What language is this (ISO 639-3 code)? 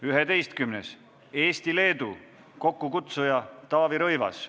est